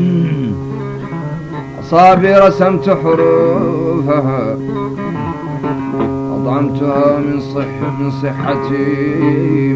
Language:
Arabic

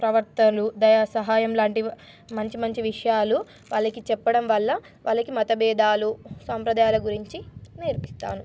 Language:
Telugu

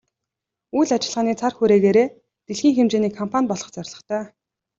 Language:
Mongolian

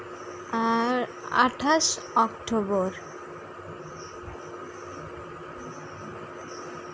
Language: Santali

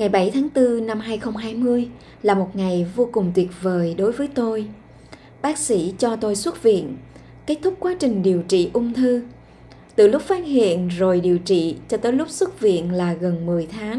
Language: Vietnamese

